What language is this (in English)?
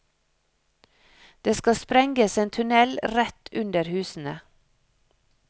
Norwegian